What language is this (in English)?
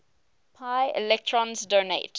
English